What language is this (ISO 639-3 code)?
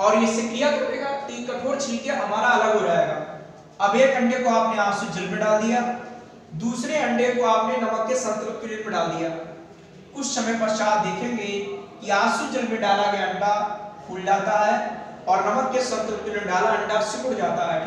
hin